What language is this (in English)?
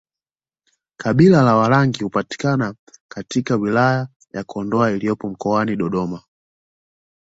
Swahili